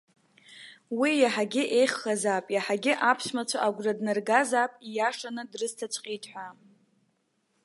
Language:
Abkhazian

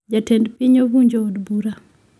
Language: Luo (Kenya and Tanzania)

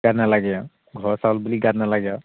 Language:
Assamese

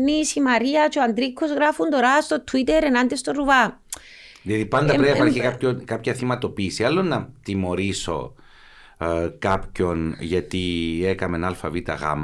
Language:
Greek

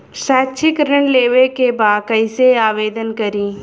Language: Bhojpuri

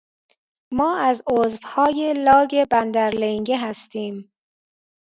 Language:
Persian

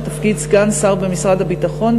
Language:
Hebrew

